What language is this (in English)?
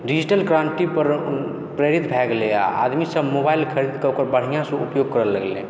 Maithili